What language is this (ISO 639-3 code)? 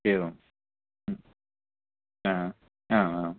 san